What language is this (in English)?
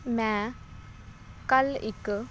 Punjabi